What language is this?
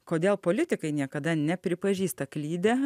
Lithuanian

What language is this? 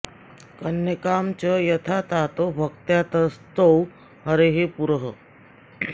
Sanskrit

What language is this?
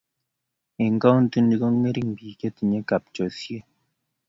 Kalenjin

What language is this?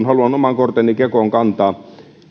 Finnish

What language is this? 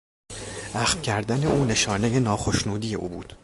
Persian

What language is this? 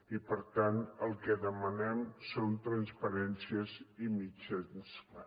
Catalan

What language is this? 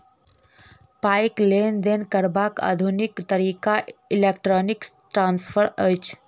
Maithili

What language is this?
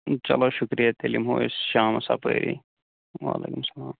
Kashmiri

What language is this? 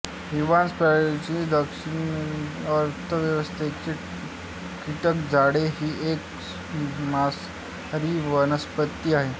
Marathi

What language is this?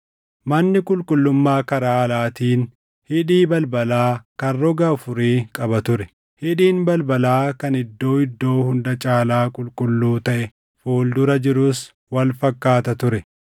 Oromo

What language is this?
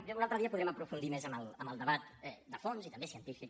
Catalan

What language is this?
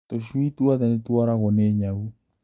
Kikuyu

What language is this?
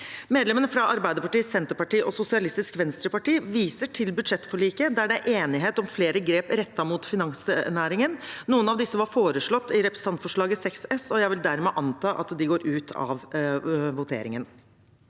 Norwegian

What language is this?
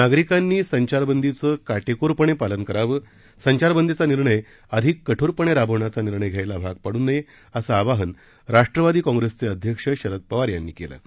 Marathi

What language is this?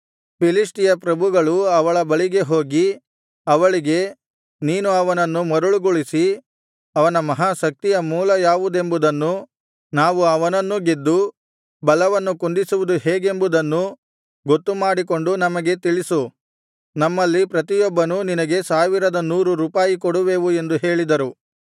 Kannada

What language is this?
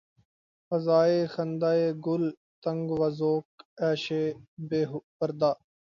Urdu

